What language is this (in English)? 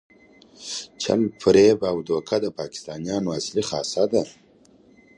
Pashto